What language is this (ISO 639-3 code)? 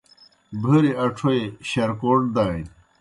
plk